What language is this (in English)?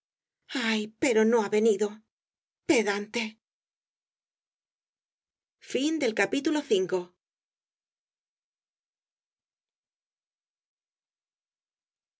Spanish